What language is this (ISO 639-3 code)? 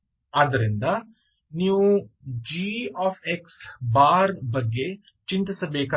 kan